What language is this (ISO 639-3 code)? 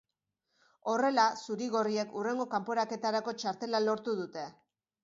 eus